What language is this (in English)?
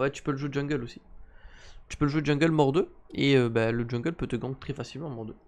French